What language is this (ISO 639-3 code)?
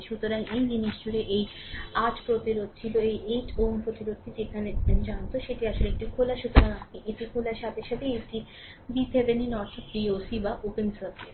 ben